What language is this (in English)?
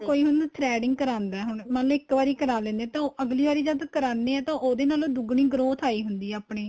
Punjabi